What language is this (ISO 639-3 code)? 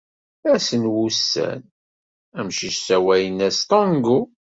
kab